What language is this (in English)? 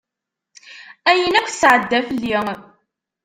Kabyle